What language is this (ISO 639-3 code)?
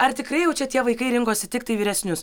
lit